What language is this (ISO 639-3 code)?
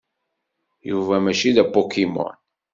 kab